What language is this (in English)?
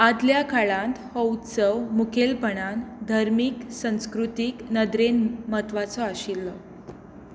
Konkani